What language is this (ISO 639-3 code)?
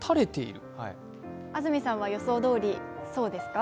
jpn